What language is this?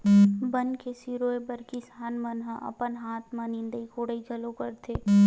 Chhattisgarhi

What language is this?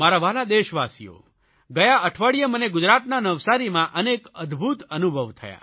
Gujarati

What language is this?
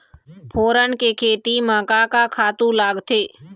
Chhattisgarhi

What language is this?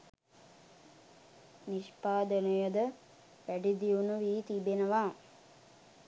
Sinhala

